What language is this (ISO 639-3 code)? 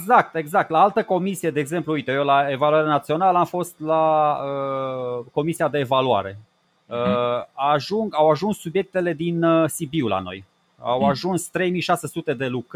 ron